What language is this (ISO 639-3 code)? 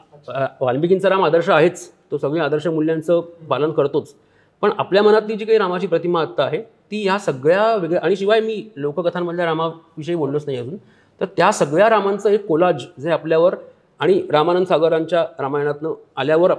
mar